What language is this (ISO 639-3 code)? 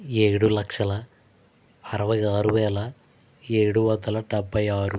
tel